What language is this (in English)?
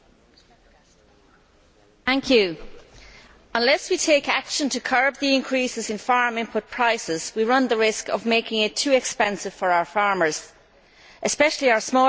English